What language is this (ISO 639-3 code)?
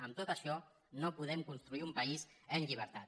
cat